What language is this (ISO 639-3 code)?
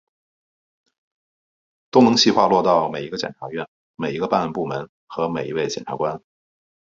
zho